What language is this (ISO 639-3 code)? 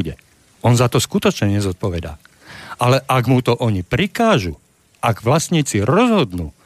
slk